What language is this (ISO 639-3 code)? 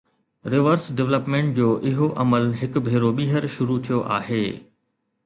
snd